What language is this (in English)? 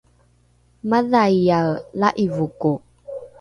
Rukai